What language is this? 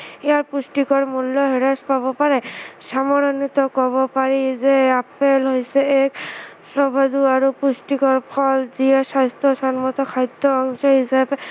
Assamese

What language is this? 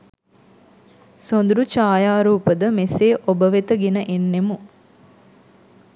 Sinhala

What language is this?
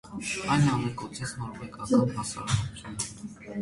Armenian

